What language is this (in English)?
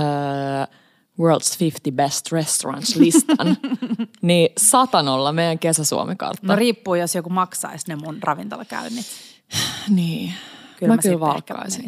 Finnish